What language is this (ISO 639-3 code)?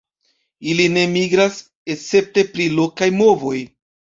epo